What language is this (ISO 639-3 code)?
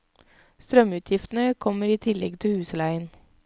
nor